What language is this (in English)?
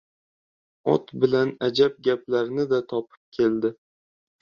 Uzbek